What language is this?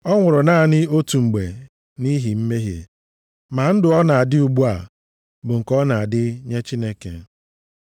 Igbo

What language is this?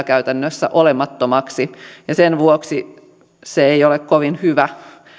Finnish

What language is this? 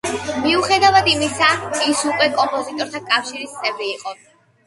Georgian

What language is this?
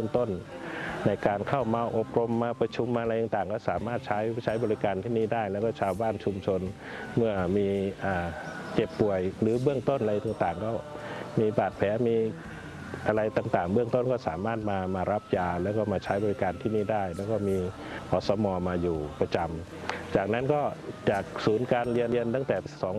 Thai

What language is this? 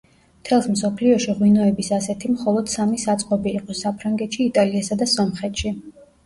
Georgian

